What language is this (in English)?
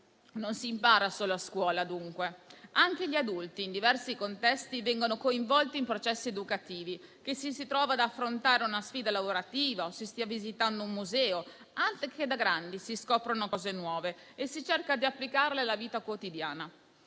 Italian